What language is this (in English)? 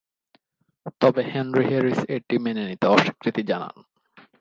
Bangla